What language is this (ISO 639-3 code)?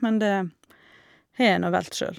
nor